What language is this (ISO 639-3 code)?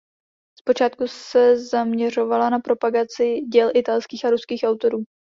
ces